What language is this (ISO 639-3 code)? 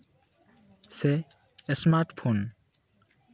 sat